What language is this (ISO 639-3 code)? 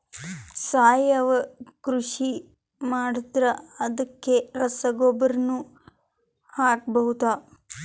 kan